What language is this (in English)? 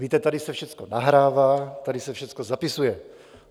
Czech